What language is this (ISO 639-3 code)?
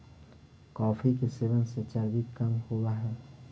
mag